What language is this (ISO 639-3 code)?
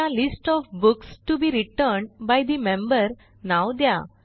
mar